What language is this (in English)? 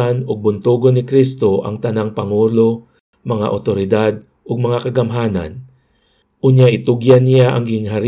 Filipino